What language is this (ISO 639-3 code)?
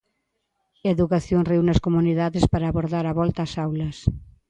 glg